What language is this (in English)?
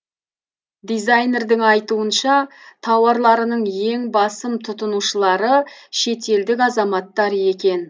Kazakh